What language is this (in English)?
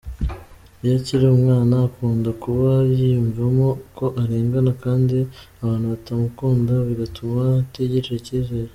Kinyarwanda